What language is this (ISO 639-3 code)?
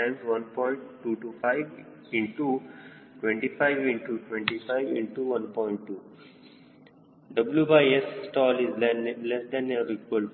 kan